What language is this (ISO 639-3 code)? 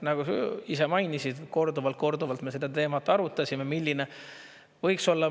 est